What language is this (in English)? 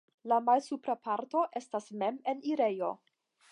Esperanto